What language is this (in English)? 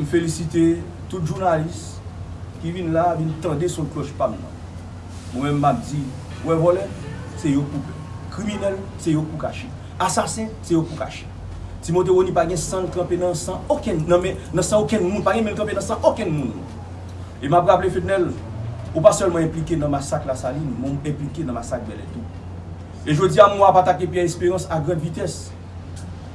French